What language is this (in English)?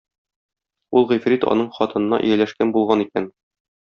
Tatar